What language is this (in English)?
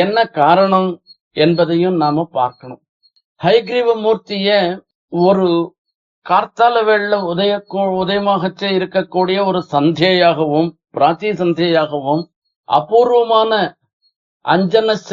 Tamil